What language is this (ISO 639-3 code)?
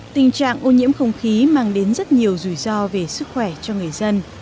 vie